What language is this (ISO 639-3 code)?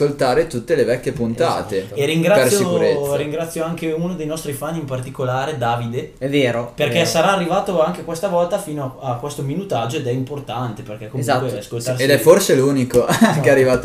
ita